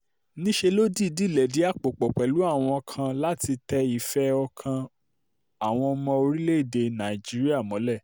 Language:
Yoruba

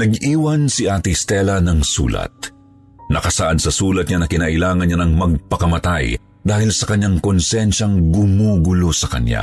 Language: Filipino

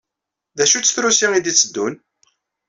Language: Kabyle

